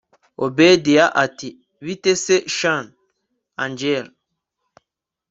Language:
Kinyarwanda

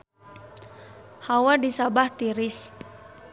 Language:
Sundanese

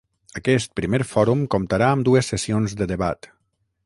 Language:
Catalan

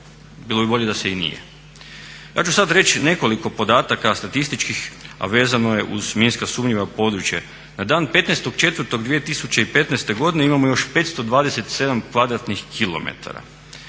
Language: Croatian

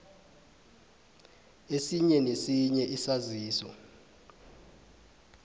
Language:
South Ndebele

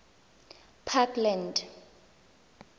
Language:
Tswana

